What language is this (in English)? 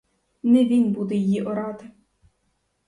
Ukrainian